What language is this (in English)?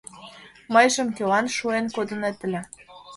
Mari